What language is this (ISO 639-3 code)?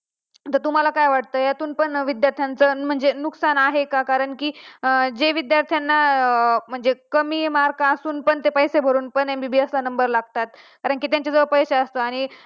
mar